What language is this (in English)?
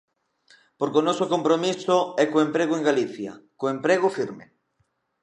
Galician